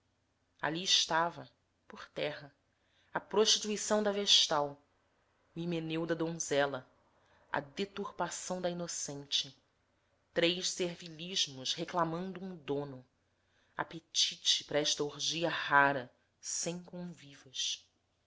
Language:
Portuguese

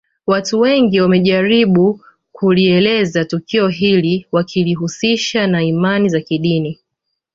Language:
Swahili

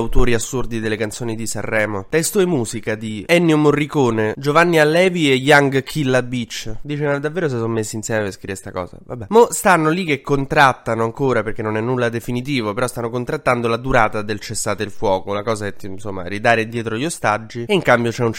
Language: Italian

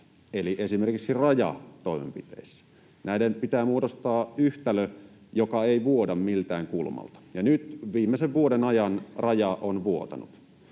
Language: Finnish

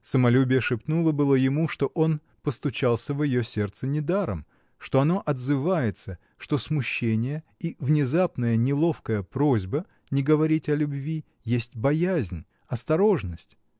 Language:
Russian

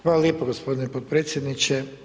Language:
Croatian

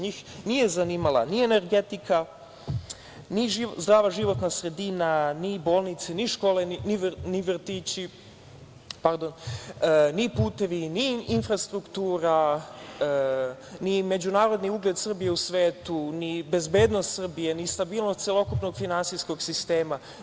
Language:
Serbian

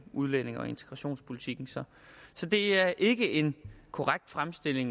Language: Danish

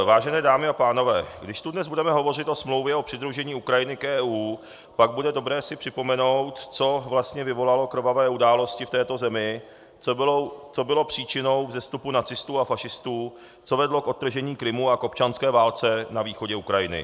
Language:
Czech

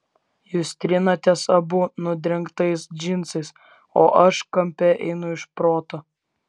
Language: Lithuanian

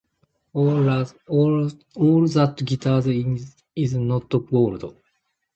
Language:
Japanese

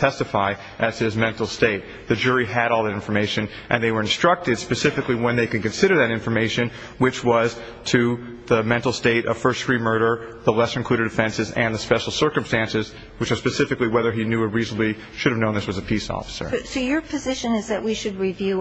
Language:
English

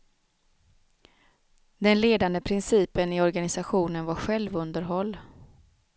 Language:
Swedish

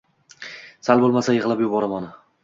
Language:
Uzbek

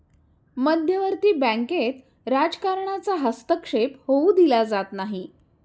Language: Marathi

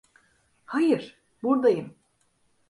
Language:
Turkish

